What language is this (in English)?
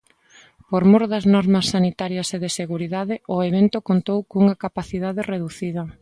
Galician